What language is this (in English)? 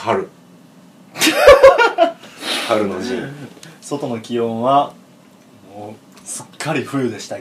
Japanese